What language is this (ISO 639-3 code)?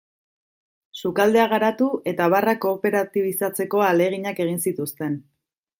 eus